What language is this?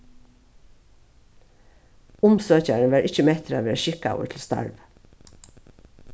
Faroese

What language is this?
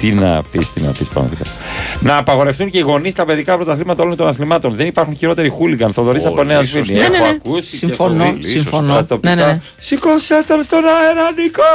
Greek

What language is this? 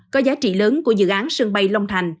Vietnamese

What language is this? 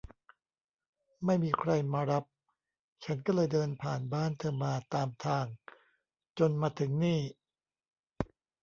Thai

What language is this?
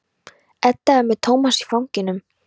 Icelandic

